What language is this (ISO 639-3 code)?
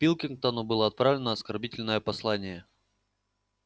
rus